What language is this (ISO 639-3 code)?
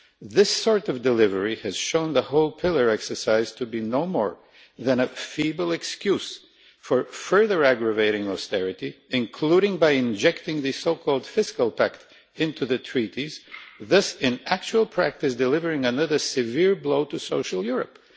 eng